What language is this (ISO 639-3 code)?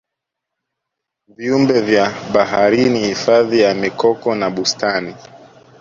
swa